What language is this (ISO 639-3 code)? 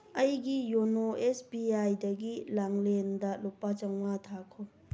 mni